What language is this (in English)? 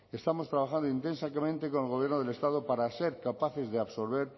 Spanish